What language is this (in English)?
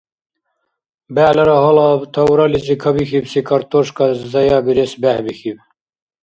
Dargwa